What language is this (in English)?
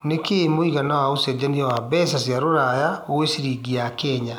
Kikuyu